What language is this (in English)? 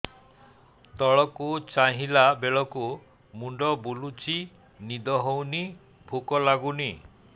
Odia